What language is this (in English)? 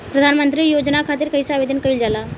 Bhojpuri